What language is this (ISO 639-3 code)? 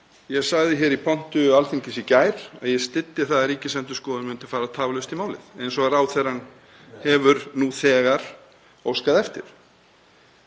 isl